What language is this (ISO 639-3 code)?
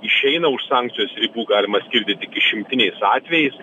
lit